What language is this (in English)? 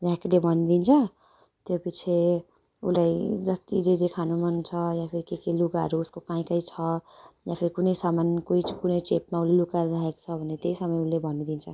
Nepali